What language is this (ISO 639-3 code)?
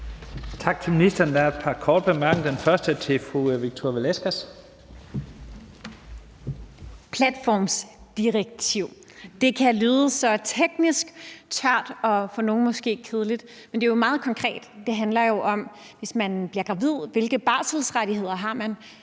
dan